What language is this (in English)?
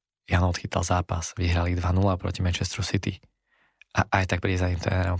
Slovak